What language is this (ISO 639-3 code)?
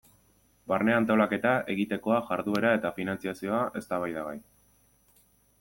eus